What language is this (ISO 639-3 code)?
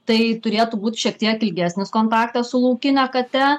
lit